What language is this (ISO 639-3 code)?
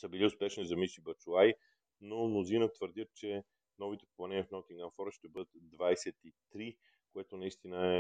bul